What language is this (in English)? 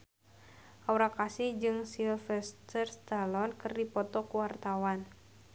Sundanese